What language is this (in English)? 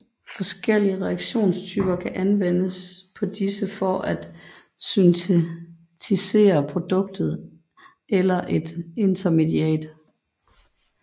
Danish